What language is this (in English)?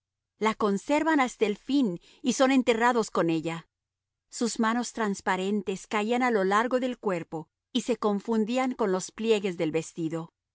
Spanish